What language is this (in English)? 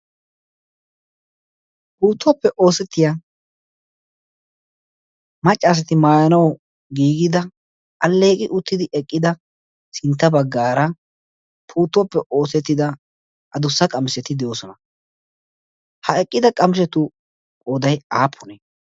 Wolaytta